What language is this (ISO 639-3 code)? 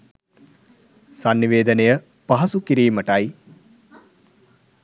sin